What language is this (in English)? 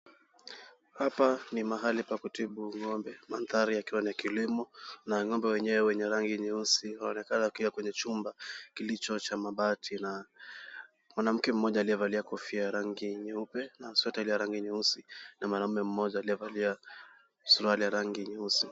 Swahili